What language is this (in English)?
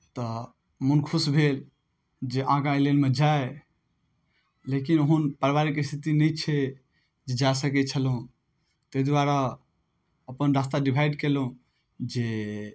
Maithili